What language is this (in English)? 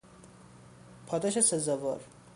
Persian